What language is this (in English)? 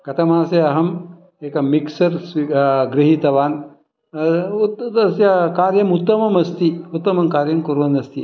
Sanskrit